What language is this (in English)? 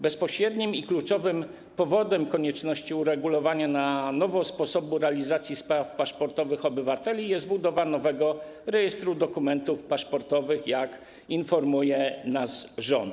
Polish